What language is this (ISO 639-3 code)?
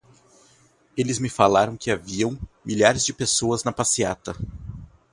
por